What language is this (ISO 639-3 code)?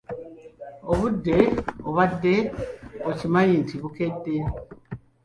lug